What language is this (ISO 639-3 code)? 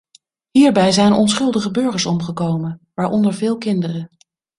nld